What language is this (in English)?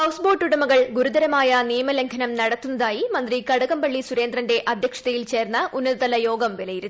Malayalam